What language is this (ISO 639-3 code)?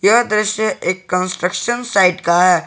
hin